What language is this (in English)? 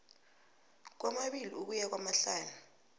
South Ndebele